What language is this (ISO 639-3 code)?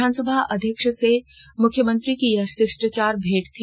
hin